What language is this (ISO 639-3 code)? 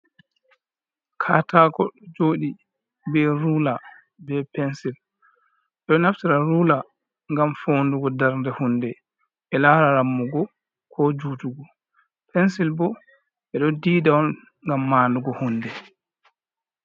ful